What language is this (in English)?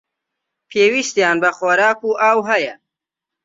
Central Kurdish